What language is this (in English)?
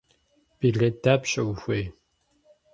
Kabardian